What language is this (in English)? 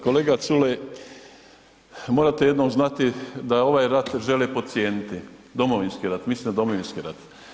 Croatian